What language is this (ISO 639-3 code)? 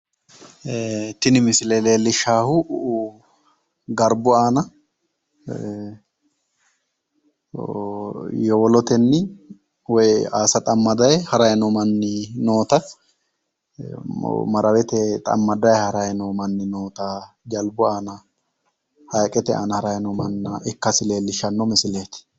sid